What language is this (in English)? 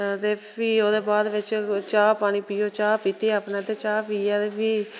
Dogri